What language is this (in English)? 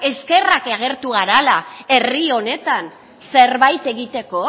Basque